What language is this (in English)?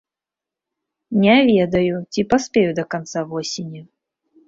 Belarusian